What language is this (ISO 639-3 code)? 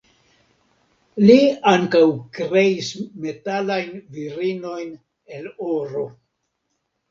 epo